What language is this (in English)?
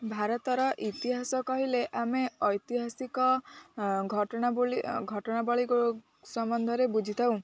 Odia